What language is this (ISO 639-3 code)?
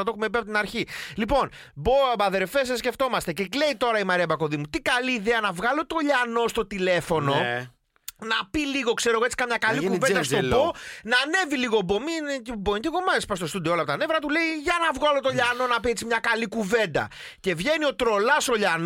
ell